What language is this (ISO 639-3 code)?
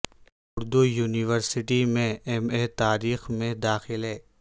urd